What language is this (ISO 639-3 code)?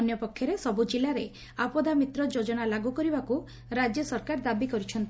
ori